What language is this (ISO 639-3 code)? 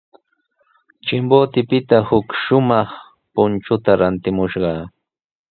qws